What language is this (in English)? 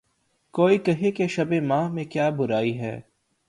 Urdu